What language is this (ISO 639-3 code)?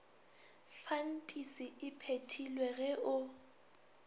nso